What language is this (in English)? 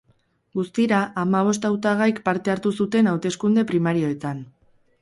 Basque